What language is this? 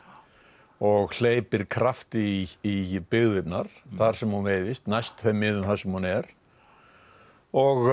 Icelandic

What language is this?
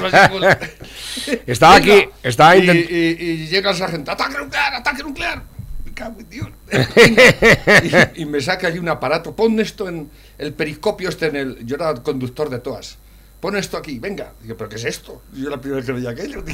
Spanish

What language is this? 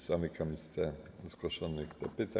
Polish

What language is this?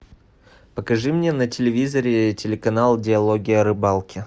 Russian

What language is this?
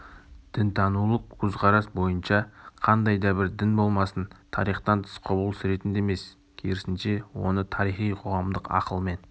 Kazakh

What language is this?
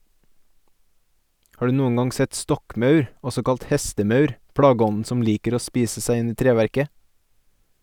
Norwegian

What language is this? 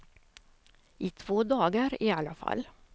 Swedish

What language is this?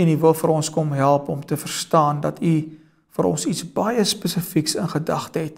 Dutch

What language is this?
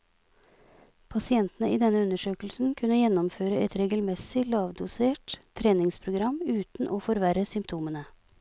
Norwegian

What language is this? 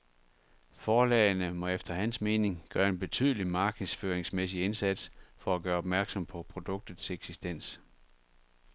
Danish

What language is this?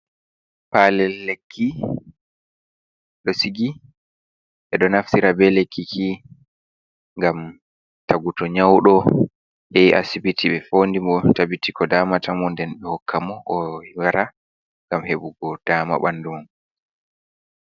Fula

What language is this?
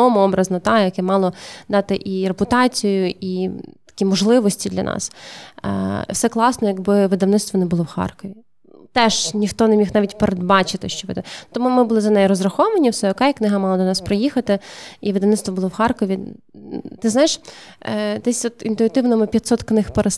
Ukrainian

